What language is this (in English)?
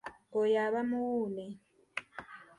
Ganda